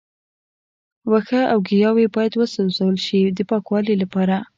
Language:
Pashto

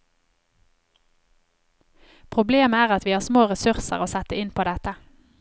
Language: Norwegian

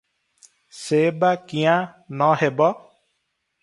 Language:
Odia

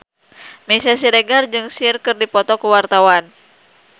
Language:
Sundanese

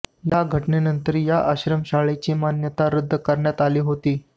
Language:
Marathi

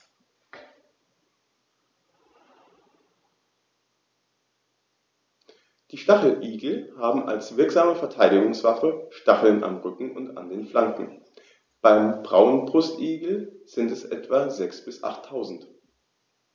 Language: German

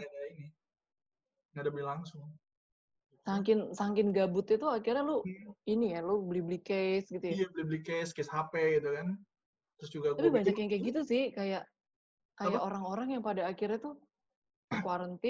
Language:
Indonesian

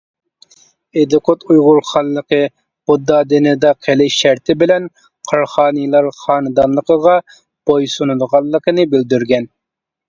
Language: Uyghur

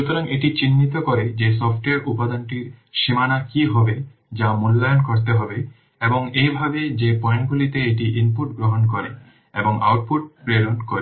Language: Bangla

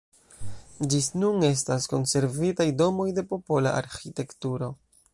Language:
Esperanto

